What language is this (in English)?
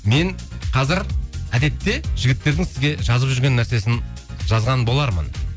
Kazakh